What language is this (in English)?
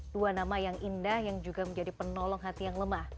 Indonesian